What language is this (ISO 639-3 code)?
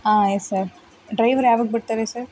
kan